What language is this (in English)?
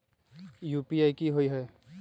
Magahi